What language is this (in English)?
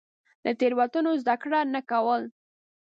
Pashto